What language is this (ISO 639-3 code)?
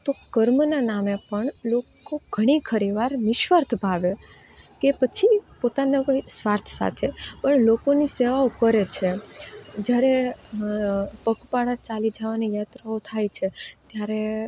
guj